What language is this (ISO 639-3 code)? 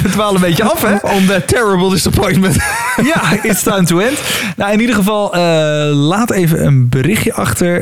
nld